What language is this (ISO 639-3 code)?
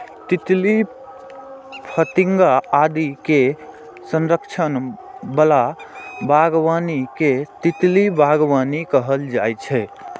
mai